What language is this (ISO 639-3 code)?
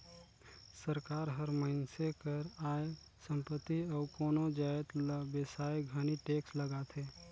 hne